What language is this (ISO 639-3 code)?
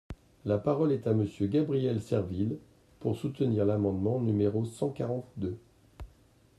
fra